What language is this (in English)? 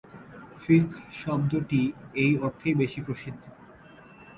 Bangla